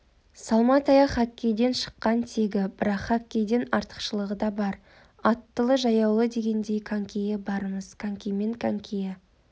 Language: Kazakh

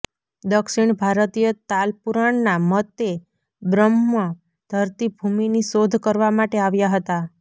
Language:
Gujarati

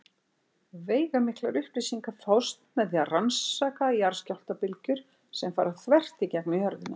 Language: Icelandic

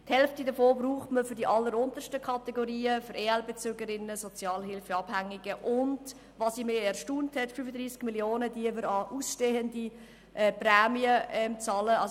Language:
Swiss German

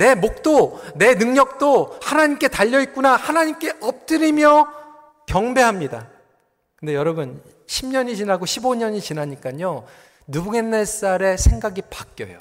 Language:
Korean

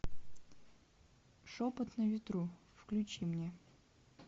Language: Russian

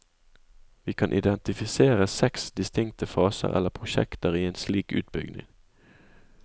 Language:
Norwegian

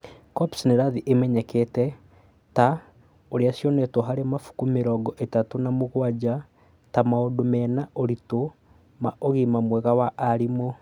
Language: Kikuyu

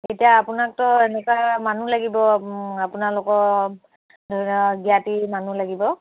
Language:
Assamese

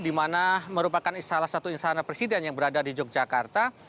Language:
Indonesian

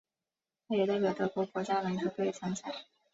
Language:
Chinese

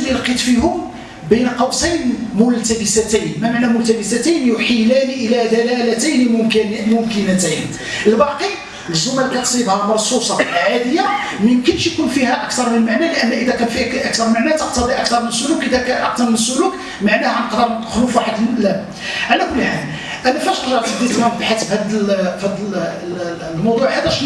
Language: Arabic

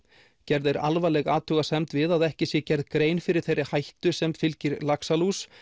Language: Icelandic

